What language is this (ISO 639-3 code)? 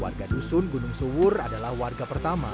ind